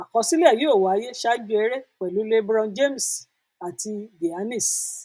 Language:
Yoruba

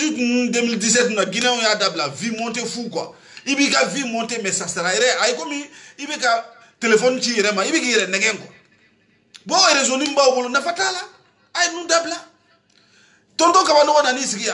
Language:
French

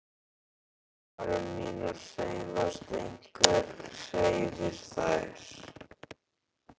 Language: Icelandic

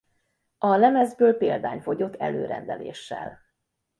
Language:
Hungarian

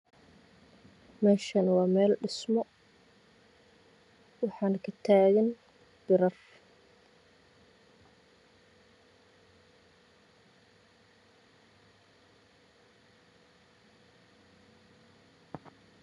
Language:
Somali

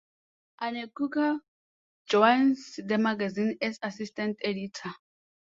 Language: English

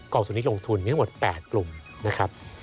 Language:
Thai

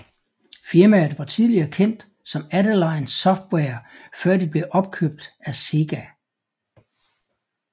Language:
Danish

